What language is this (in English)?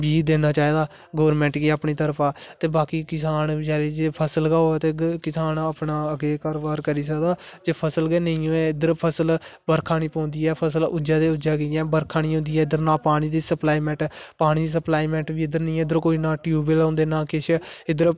Dogri